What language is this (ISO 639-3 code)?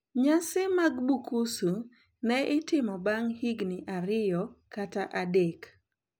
luo